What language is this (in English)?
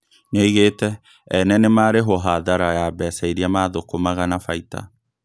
Kikuyu